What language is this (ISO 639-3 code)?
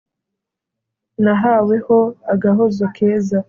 kin